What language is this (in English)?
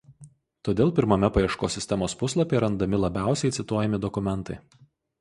Lithuanian